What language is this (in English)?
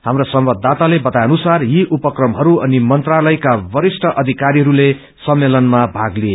Nepali